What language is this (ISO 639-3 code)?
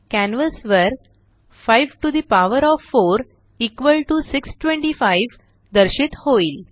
mar